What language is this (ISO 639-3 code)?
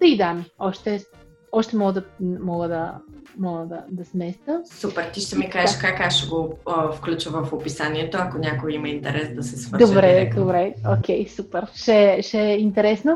bul